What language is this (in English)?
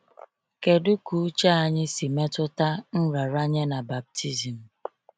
Igbo